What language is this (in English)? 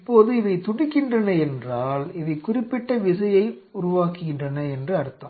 Tamil